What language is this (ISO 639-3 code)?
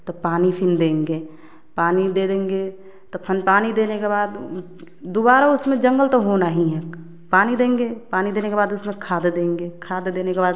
hin